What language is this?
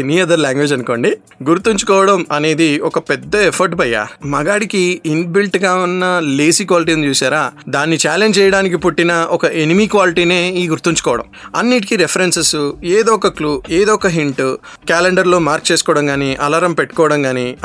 Telugu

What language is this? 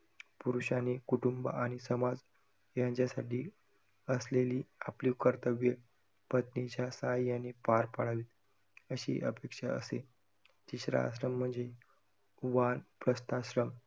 Marathi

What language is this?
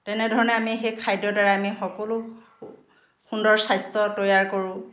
Assamese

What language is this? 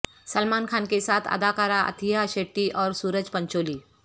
Urdu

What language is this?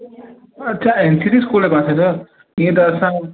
Sindhi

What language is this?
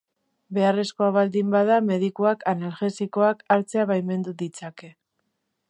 Basque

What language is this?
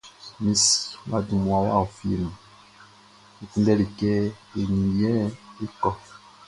Baoulé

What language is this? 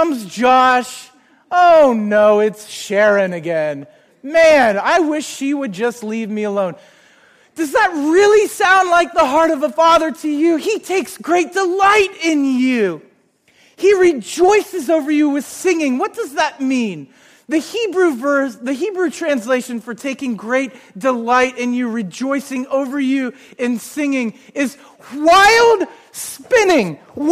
English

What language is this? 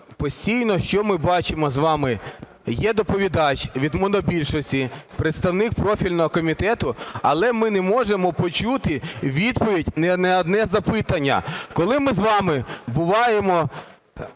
Ukrainian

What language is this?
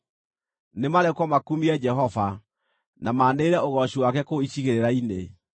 Kikuyu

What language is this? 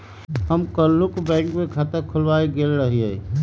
Magahi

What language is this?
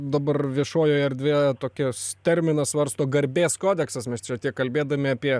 Lithuanian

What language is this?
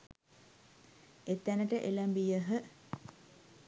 Sinhala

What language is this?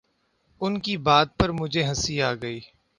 Urdu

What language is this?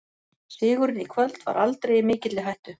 Icelandic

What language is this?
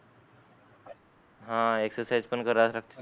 Marathi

